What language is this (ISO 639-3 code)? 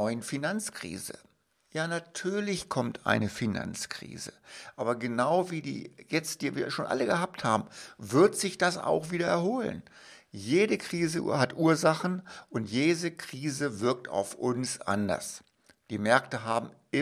deu